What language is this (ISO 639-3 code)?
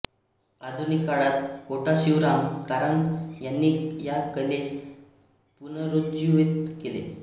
mar